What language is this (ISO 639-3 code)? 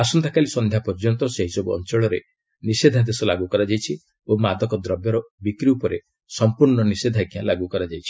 ori